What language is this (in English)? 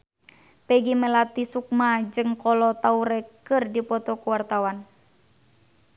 Sundanese